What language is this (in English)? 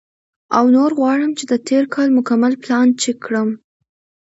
Pashto